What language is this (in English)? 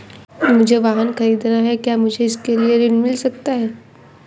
Hindi